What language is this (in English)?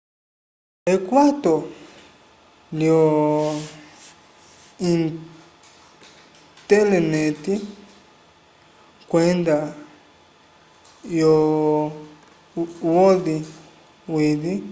Umbundu